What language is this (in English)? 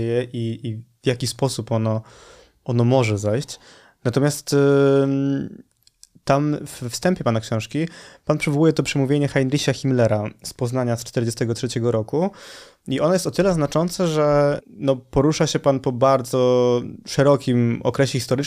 Polish